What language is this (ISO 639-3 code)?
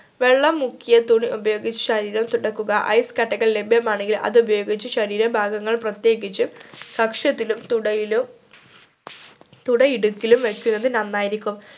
mal